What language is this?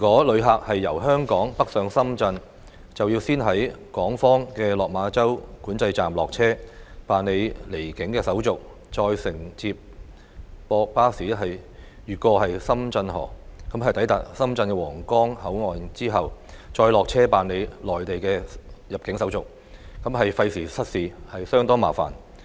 Cantonese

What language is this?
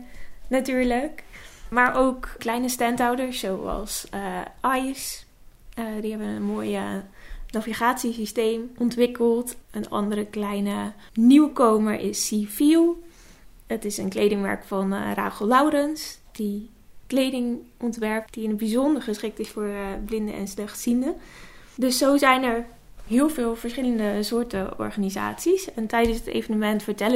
Dutch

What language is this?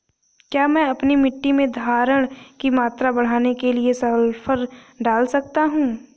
Hindi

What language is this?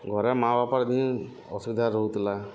Odia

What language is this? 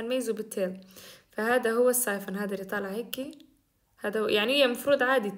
Arabic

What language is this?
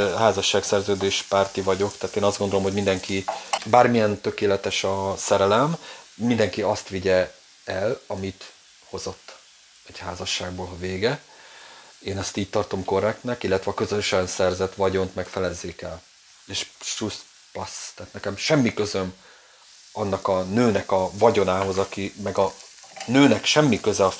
Hungarian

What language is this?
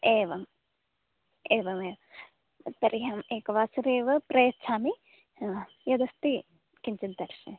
Sanskrit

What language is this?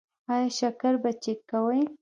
Pashto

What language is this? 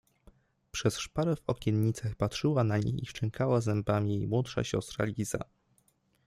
Polish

